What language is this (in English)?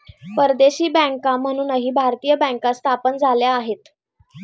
Marathi